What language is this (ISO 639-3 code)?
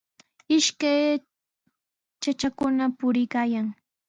qws